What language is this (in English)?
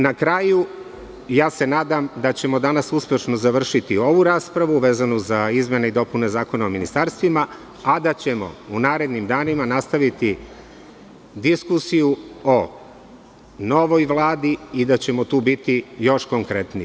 Serbian